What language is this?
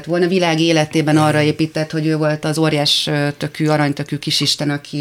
Hungarian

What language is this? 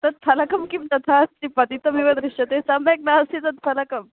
Sanskrit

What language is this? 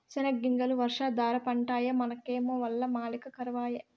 Telugu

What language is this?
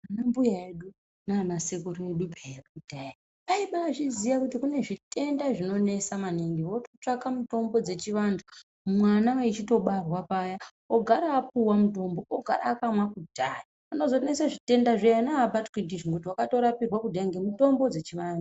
Ndau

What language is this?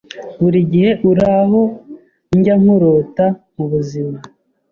Kinyarwanda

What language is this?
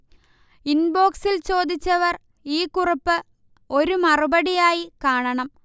Malayalam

